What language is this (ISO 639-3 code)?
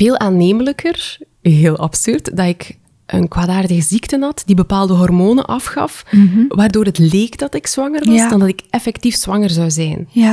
nld